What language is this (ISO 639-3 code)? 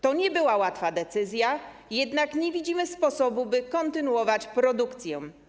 pol